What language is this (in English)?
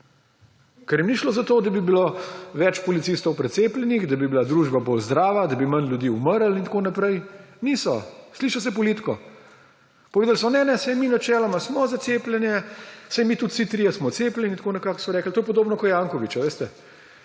Slovenian